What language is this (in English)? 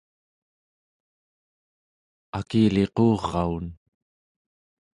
Central Yupik